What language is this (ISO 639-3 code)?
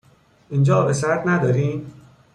fas